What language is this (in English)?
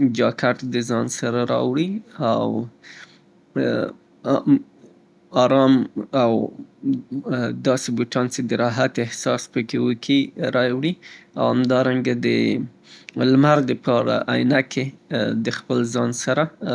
Southern Pashto